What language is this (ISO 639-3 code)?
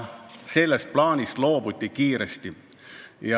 est